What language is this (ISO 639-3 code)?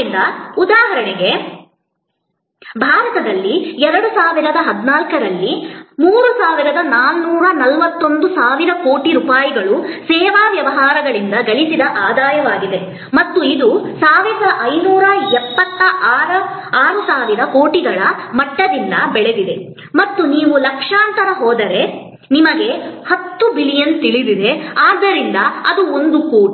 kan